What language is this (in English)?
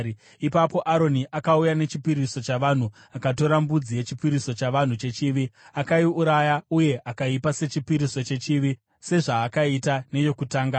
Shona